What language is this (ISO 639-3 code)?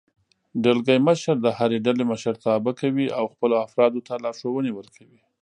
pus